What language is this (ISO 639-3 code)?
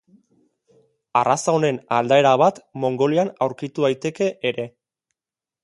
eus